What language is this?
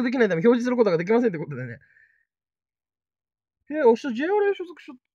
Japanese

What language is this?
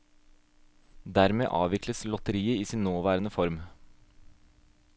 Norwegian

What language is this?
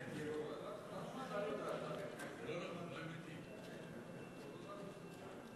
Hebrew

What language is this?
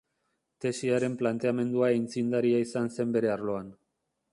Basque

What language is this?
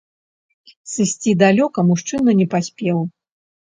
Belarusian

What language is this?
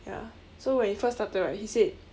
English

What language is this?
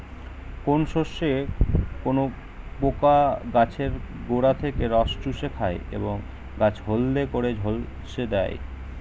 Bangla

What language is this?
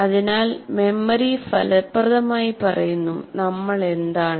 Malayalam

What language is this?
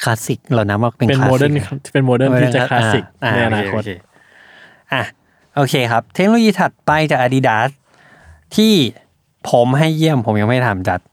Thai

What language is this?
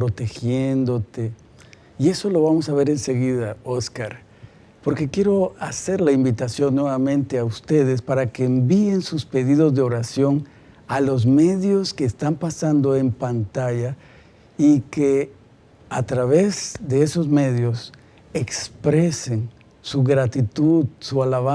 Spanish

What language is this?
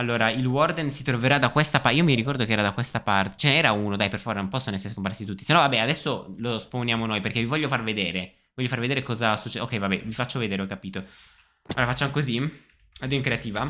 Italian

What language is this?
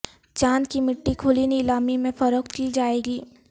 Urdu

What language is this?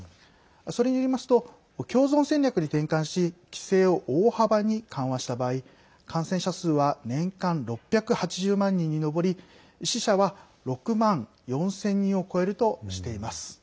Japanese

